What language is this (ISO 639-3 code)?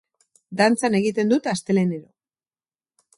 eus